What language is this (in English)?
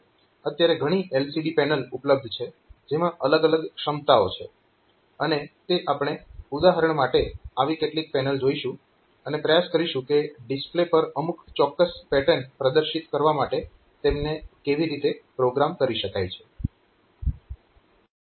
Gujarati